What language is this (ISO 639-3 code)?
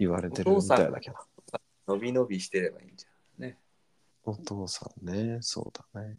jpn